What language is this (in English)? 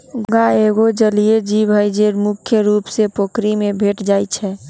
Magahi